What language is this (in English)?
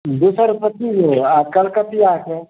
Maithili